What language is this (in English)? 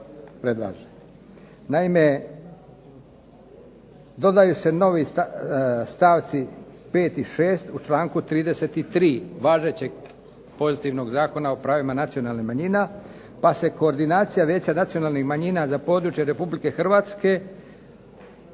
Croatian